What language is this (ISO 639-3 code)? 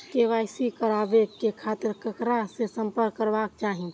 mai